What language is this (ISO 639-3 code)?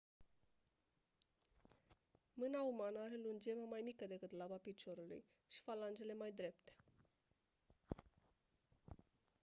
ron